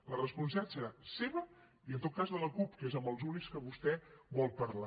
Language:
Catalan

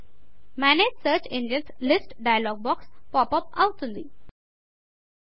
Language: Telugu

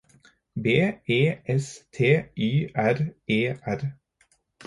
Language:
Norwegian Bokmål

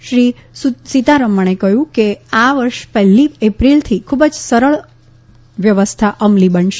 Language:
Gujarati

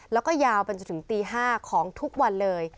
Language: Thai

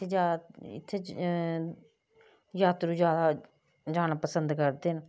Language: Dogri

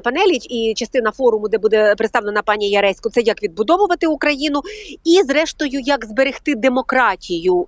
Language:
Ukrainian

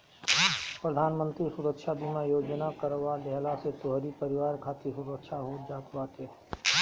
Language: Bhojpuri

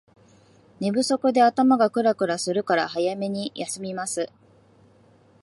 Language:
Japanese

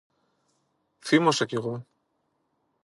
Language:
Greek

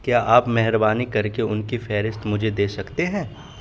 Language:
Urdu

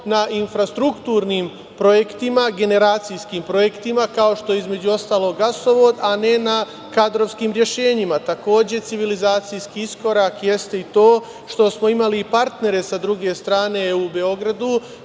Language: Serbian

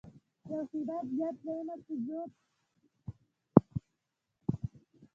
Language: Pashto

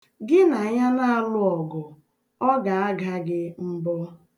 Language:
Igbo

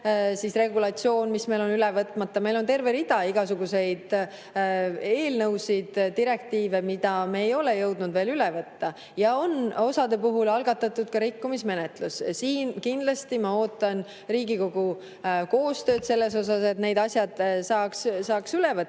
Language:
Estonian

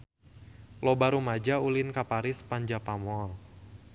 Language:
Sundanese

